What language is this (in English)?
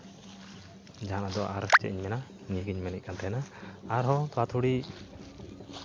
Santali